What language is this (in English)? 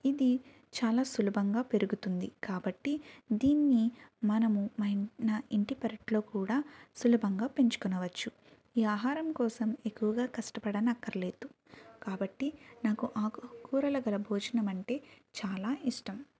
Telugu